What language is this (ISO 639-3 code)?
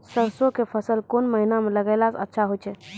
mai